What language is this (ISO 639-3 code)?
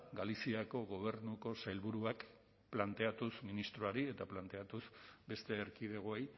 eus